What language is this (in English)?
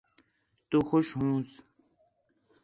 Khetrani